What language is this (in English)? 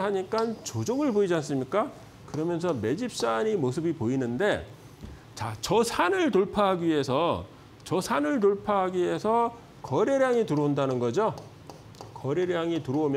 Korean